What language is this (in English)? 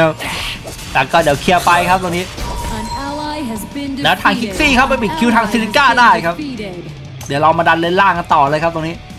Thai